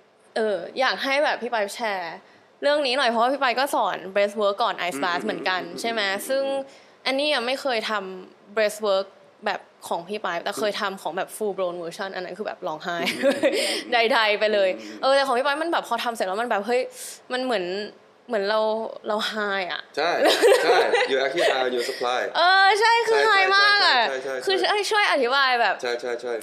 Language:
Thai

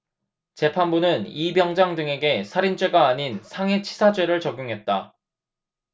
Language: Korean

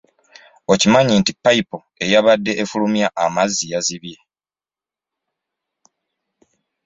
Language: Ganda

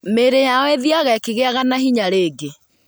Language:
Kikuyu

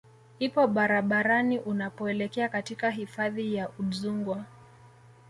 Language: Swahili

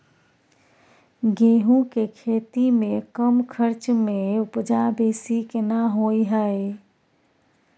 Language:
Maithili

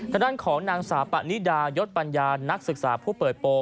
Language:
Thai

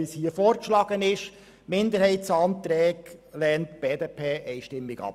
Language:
Swiss German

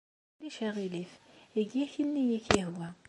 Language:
Kabyle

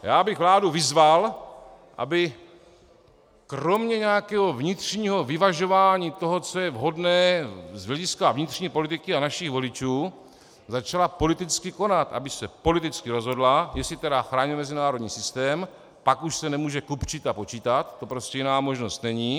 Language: Czech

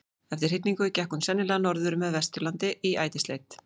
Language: Icelandic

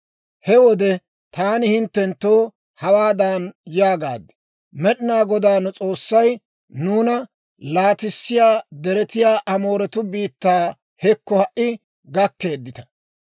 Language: Dawro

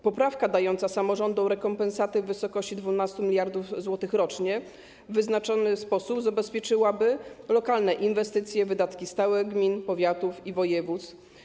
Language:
Polish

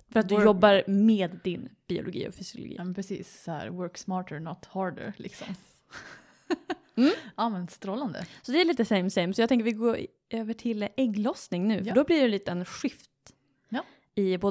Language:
Swedish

